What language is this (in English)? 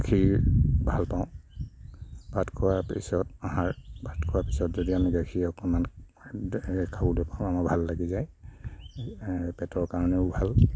Assamese